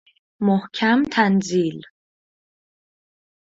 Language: Persian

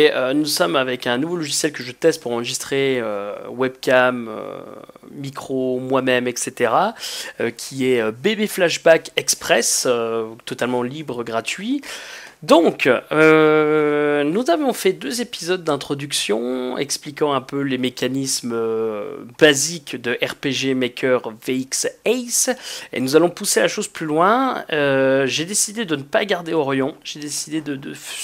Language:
French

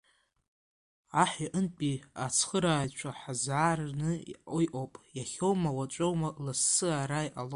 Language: Abkhazian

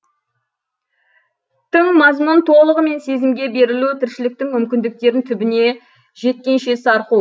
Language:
Kazakh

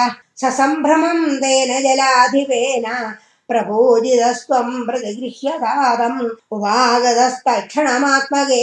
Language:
Tamil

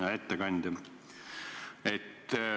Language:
Estonian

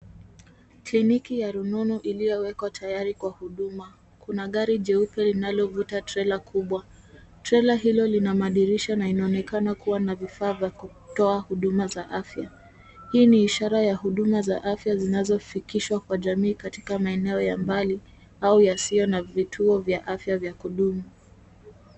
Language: Swahili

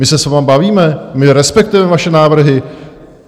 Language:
Czech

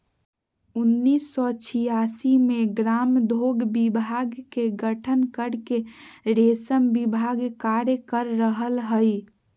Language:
Magahi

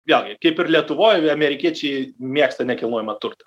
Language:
Lithuanian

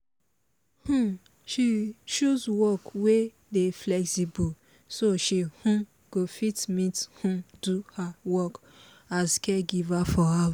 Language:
Nigerian Pidgin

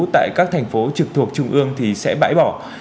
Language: Vietnamese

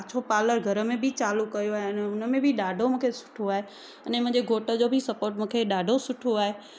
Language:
Sindhi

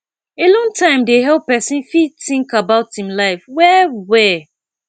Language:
Nigerian Pidgin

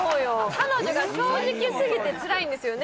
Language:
Japanese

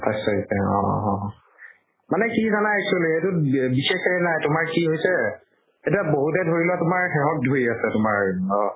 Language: Assamese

